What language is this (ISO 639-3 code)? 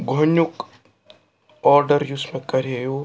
kas